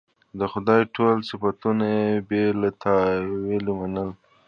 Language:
Pashto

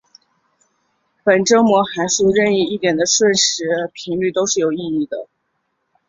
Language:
Chinese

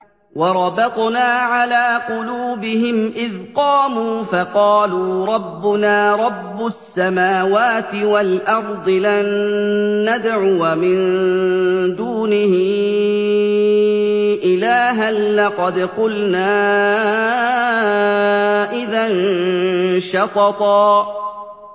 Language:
Arabic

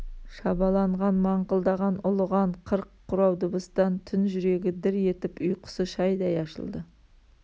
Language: Kazakh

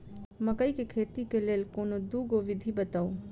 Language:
Maithili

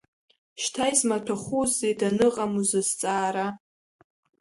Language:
Abkhazian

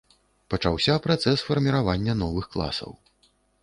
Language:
Belarusian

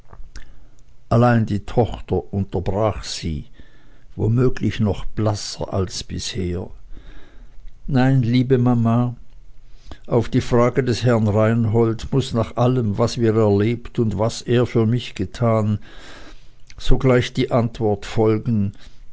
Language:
German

